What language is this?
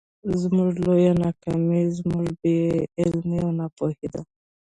Pashto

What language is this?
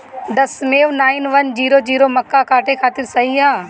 Bhojpuri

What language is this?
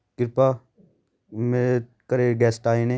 Punjabi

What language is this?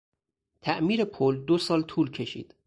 Persian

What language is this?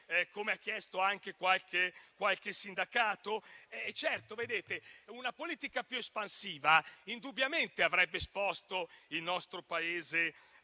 Italian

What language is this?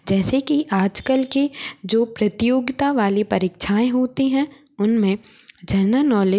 Hindi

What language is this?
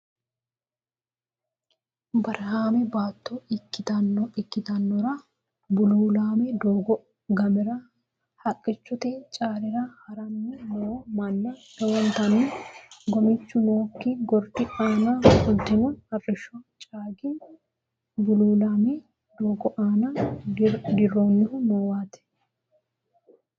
Sidamo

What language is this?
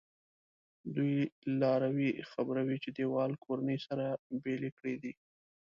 Pashto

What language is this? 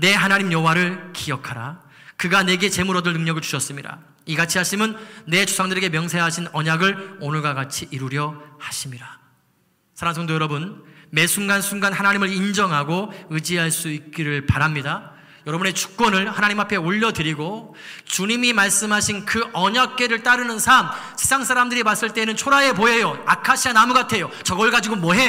Korean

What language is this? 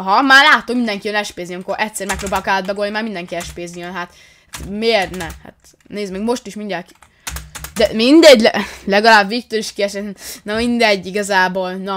Hungarian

